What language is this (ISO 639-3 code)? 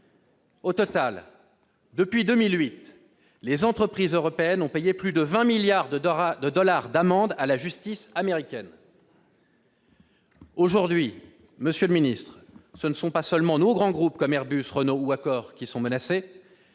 fra